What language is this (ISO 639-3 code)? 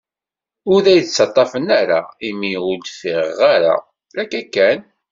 kab